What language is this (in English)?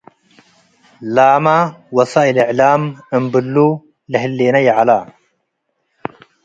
Tigre